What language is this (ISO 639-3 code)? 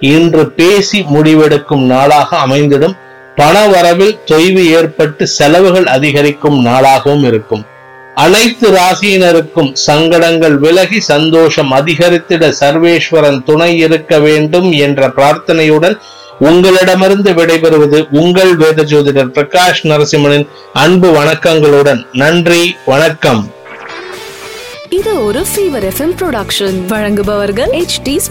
tam